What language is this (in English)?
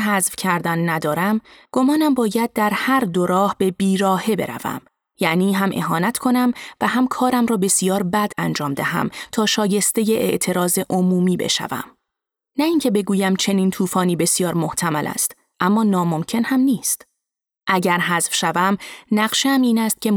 Persian